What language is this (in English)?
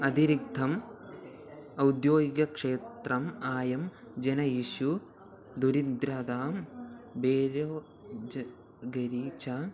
Sanskrit